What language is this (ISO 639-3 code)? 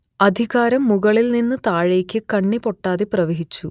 mal